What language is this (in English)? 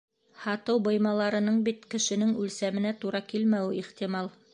Bashkir